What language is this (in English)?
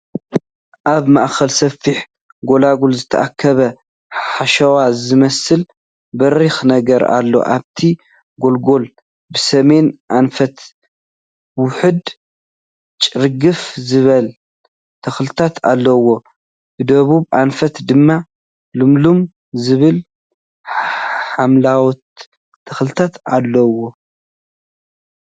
Tigrinya